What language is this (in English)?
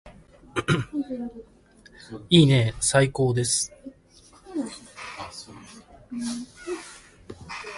Japanese